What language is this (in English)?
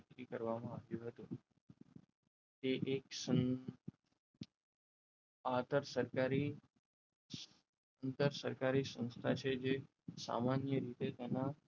Gujarati